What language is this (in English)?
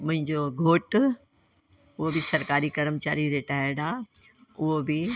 Sindhi